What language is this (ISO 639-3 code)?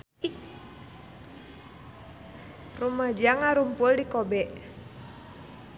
sun